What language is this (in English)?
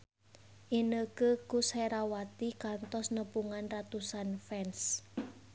Sundanese